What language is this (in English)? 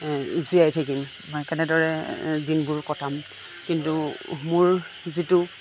Assamese